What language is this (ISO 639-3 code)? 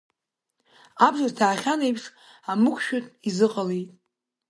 abk